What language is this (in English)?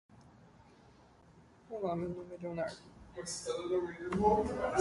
Portuguese